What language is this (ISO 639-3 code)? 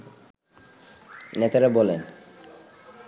ben